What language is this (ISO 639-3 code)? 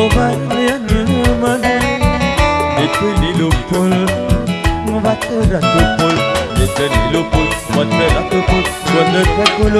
ind